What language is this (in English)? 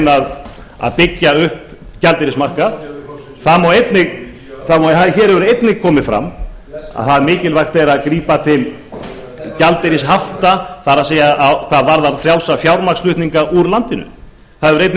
Icelandic